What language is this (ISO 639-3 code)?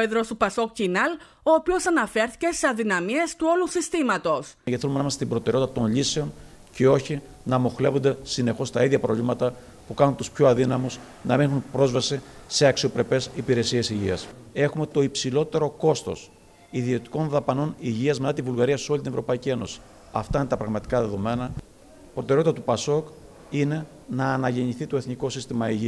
ell